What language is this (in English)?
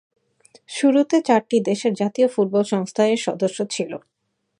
Bangla